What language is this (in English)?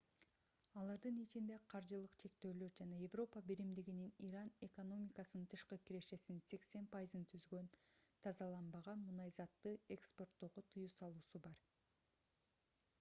Kyrgyz